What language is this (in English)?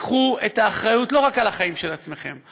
Hebrew